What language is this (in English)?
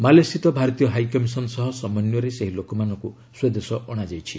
Odia